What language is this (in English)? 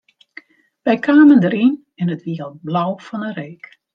Western Frisian